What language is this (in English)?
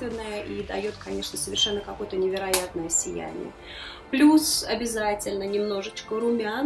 Russian